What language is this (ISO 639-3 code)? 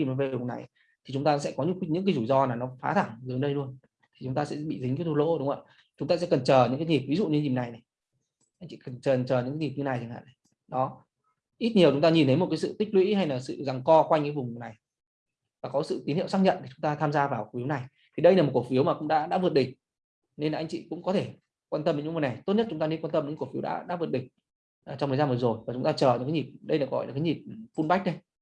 vie